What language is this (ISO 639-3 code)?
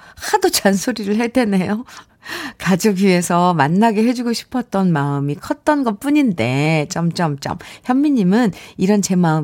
kor